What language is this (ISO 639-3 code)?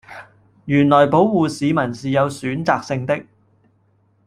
yue